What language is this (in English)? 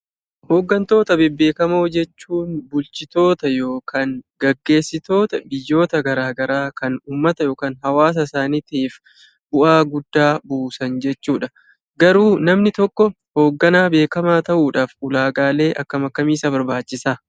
Oromo